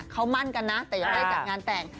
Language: Thai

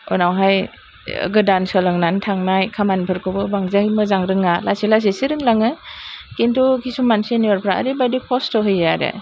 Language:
Bodo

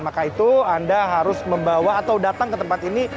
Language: Indonesian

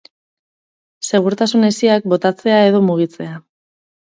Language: Basque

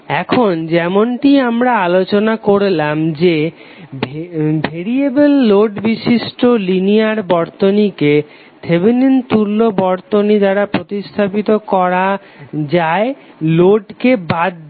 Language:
Bangla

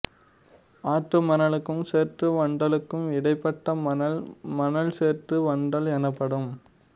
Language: Tamil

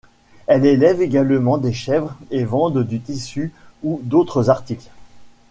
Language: French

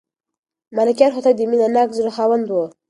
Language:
Pashto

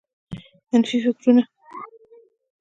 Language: Pashto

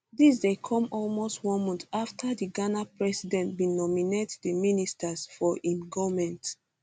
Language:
Nigerian Pidgin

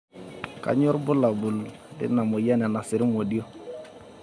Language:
Masai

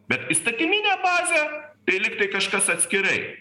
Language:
Lithuanian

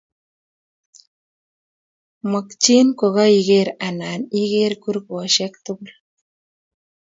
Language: Kalenjin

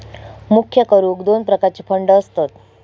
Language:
Marathi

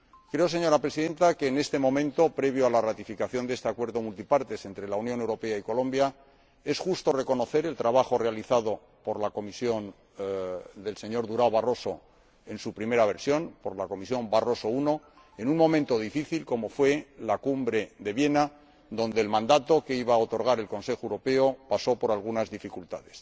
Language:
Spanish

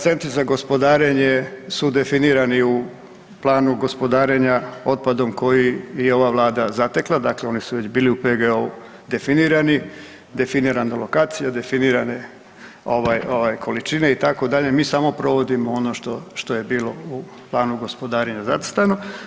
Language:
Croatian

